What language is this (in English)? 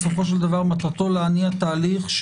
Hebrew